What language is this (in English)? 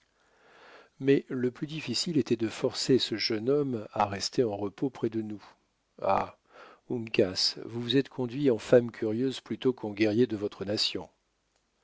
French